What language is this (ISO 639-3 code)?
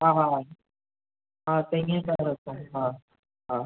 snd